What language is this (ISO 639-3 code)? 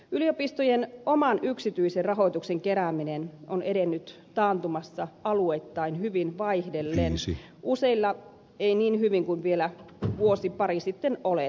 fin